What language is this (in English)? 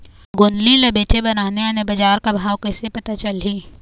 Chhattisgarhi